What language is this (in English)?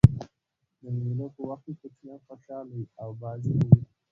Pashto